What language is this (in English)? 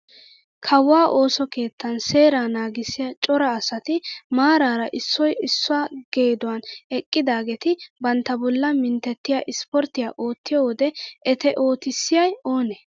Wolaytta